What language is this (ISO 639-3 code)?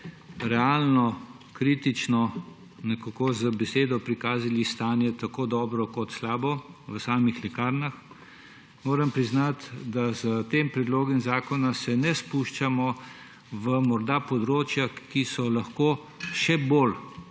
slv